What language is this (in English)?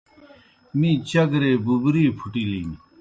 Kohistani Shina